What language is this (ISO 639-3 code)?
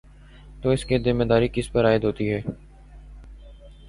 urd